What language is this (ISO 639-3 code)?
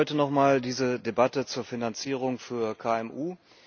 deu